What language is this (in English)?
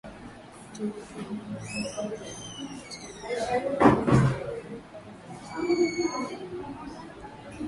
Swahili